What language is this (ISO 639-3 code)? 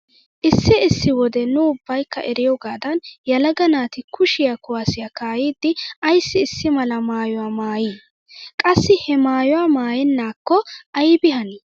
wal